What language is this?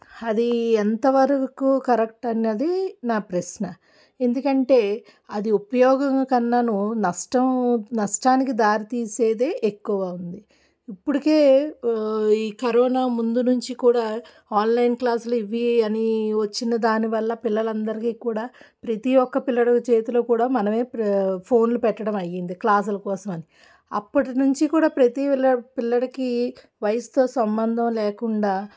Telugu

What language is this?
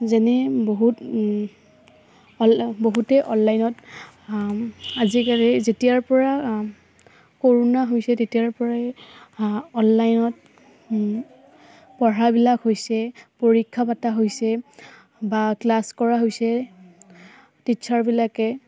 Assamese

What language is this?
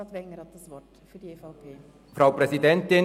Swiss German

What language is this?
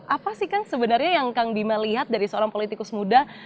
Indonesian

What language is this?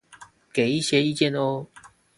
Chinese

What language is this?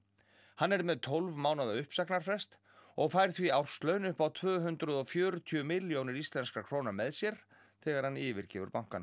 Icelandic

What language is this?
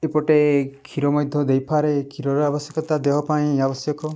Odia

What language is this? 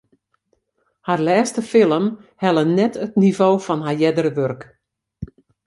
Western Frisian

